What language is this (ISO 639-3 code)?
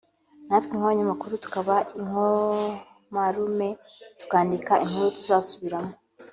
kin